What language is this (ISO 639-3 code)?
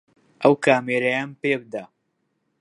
ckb